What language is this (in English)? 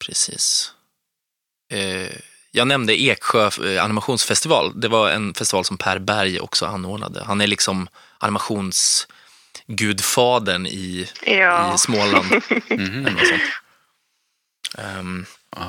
Swedish